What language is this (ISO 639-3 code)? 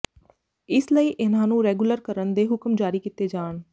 pan